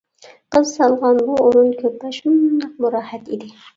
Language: Uyghur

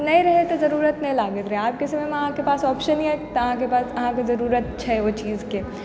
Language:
Maithili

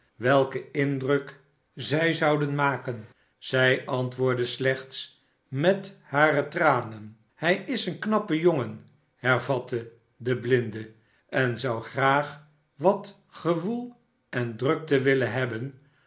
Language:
Dutch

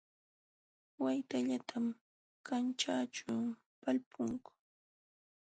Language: Jauja Wanca Quechua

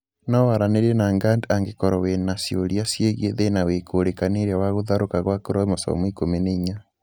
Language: Kikuyu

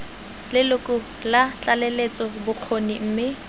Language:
Tswana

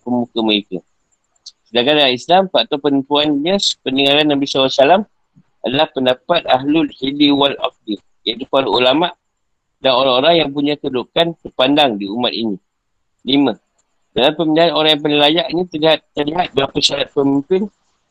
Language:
Malay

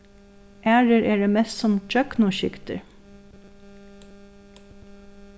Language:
Faroese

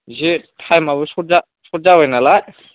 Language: Bodo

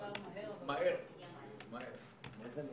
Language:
Hebrew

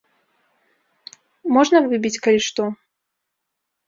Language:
Belarusian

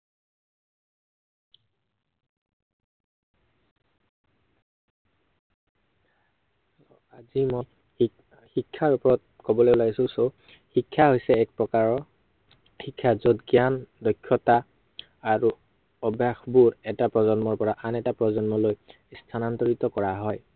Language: Assamese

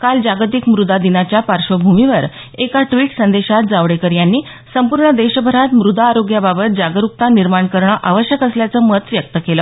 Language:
Marathi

